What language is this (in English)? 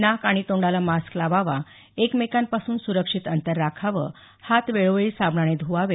Marathi